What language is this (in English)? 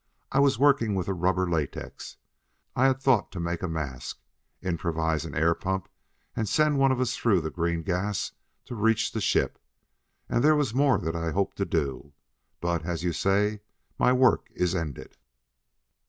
English